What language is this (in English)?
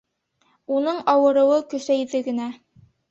Bashkir